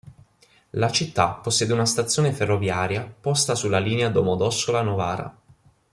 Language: Italian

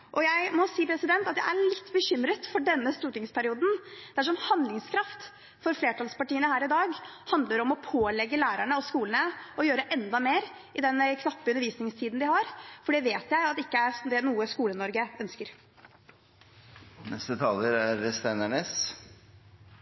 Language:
Norwegian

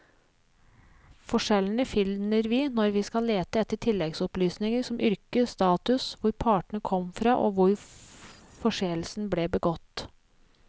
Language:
Norwegian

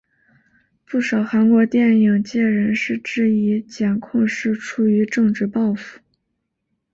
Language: Chinese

